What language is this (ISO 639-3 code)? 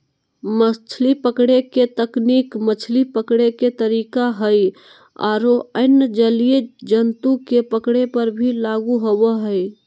mag